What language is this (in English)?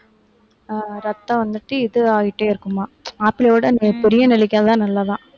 Tamil